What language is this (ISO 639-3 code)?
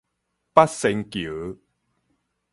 nan